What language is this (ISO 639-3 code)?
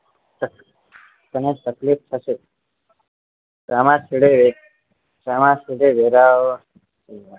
guj